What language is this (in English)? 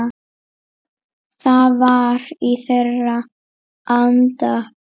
Icelandic